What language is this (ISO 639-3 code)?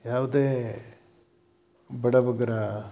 kan